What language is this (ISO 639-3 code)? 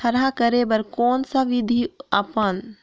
hne